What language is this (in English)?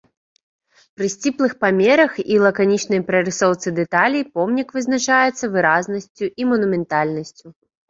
Belarusian